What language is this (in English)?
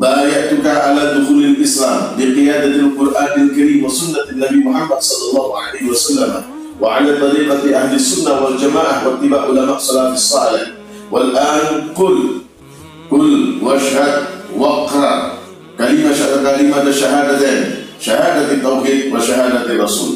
Indonesian